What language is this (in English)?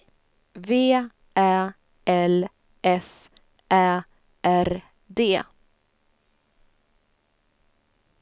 Swedish